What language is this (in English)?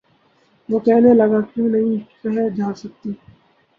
Urdu